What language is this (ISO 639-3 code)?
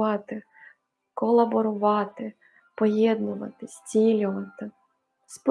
ukr